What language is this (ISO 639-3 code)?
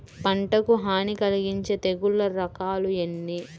tel